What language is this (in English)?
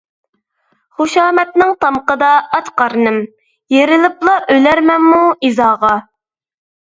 Uyghur